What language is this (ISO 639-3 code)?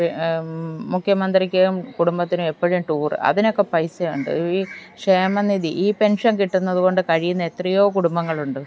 mal